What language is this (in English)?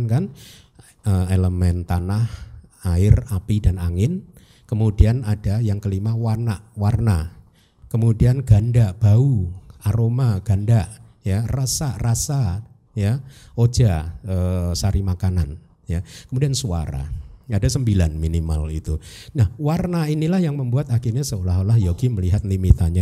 Indonesian